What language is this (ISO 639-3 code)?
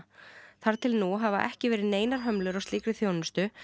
isl